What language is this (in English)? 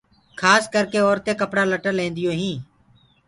Gurgula